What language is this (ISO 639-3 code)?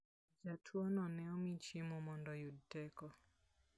luo